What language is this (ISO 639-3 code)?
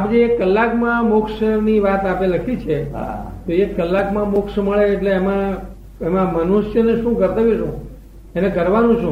guj